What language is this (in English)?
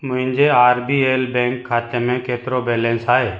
Sindhi